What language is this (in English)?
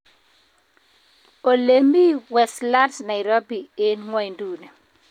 Kalenjin